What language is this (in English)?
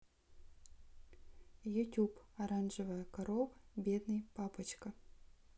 Russian